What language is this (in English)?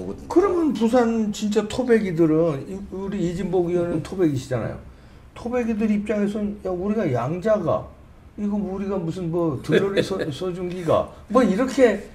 Korean